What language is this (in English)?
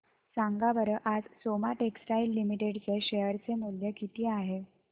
Marathi